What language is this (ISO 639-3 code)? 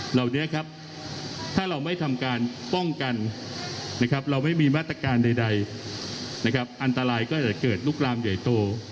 tha